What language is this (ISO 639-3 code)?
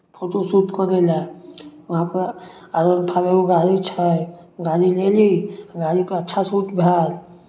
mai